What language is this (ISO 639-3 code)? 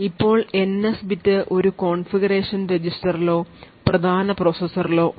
mal